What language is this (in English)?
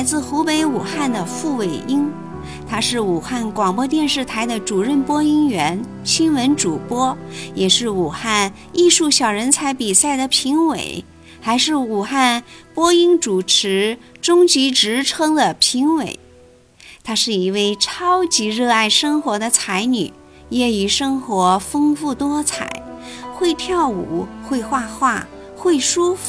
Chinese